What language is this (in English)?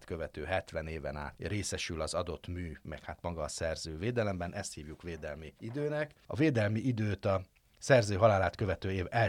Hungarian